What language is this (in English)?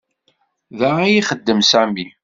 Kabyle